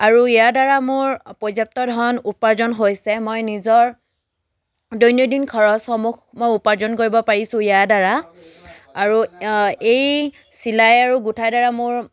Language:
Assamese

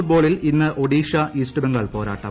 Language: Malayalam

